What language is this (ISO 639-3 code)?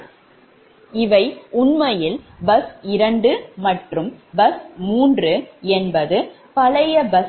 tam